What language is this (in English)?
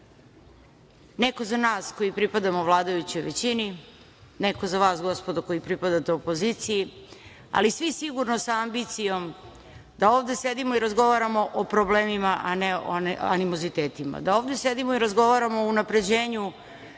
Serbian